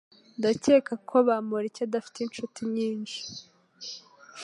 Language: Kinyarwanda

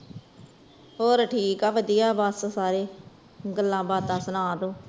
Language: Punjabi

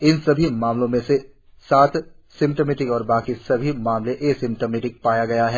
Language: Hindi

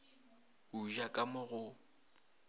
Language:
Northern Sotho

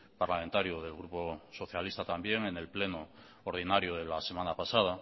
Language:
Spanish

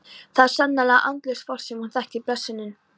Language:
Icelandic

